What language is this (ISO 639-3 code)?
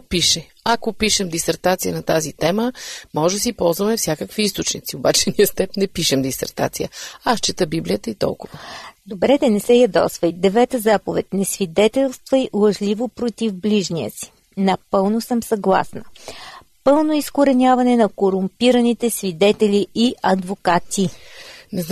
bul